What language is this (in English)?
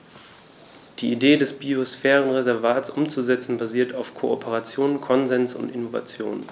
German